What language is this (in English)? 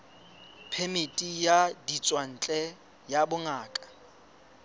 Southern Sotho